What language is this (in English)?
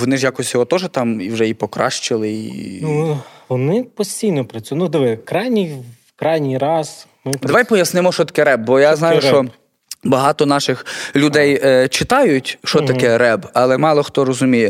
Ukrainian